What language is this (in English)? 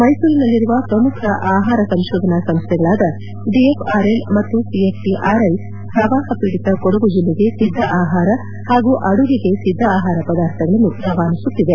Kannada